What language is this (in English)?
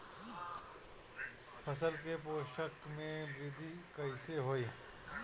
Bhojpuri